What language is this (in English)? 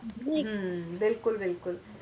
Punjabi